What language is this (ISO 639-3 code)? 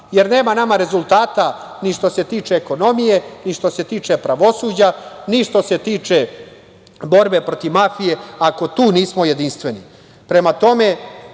srp